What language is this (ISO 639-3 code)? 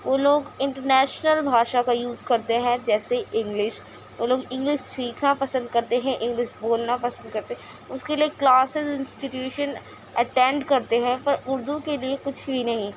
urd